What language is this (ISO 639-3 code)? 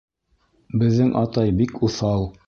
bak